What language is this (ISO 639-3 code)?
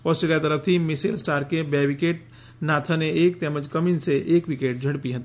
guj